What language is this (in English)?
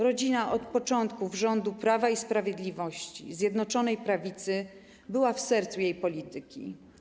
Polish